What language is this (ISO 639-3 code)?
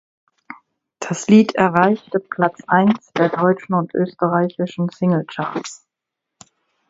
deu